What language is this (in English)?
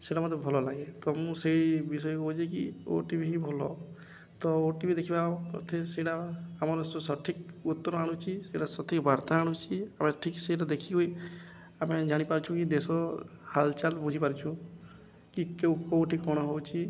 Odia